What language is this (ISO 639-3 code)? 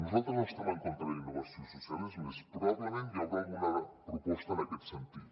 cat